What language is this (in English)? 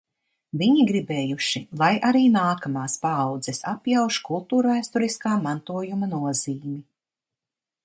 Latvian